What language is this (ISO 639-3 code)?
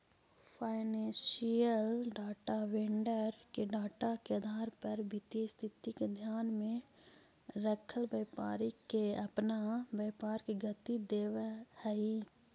mag